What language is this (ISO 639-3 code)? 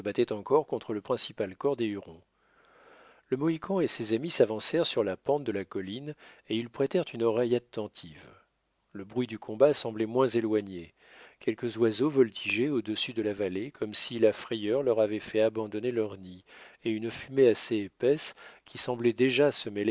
fra